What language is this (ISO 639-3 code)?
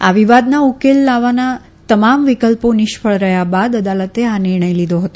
guj